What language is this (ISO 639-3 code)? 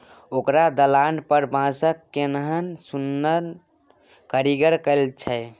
mai